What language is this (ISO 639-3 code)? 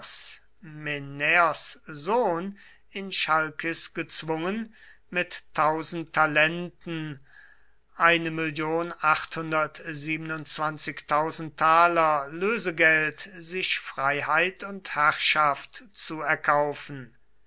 deu